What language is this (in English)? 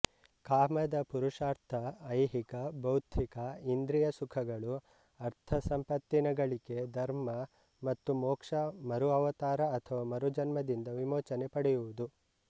Kannada